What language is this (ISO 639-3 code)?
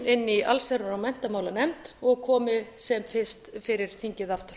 isl